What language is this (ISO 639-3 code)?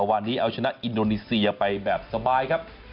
tha